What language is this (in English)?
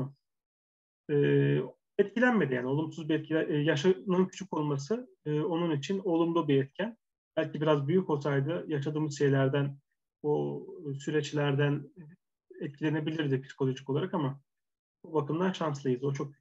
Turkish